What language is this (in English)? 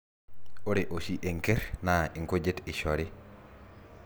Masai